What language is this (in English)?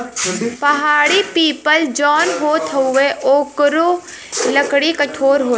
Bhojpuri